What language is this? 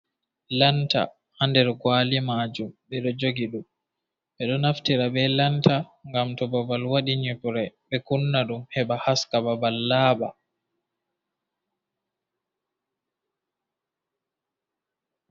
Fula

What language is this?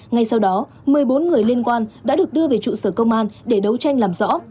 Vietnamese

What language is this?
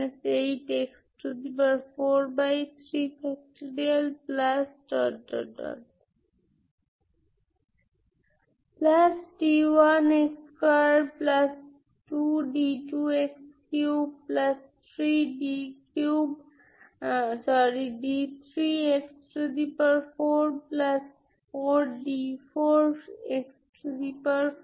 Bangla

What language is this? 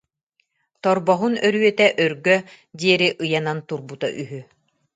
Yakut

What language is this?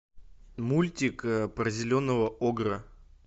Russian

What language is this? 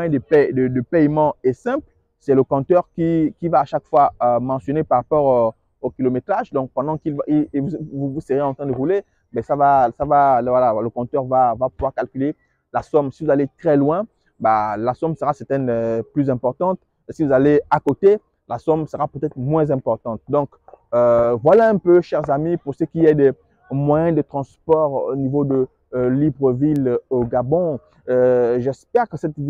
French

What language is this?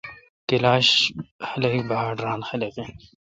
Kalkoti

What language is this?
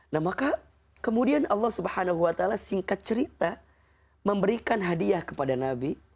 Indonesian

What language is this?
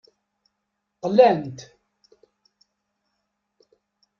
Kabyle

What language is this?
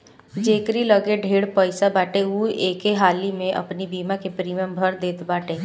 Bhojpuri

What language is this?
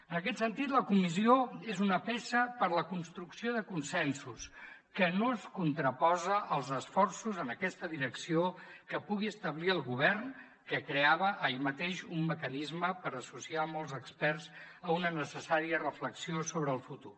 Catalan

